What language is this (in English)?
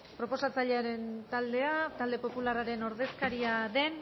Basque